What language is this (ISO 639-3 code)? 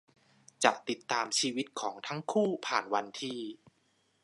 tha